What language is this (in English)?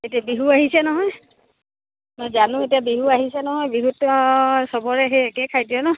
Assamese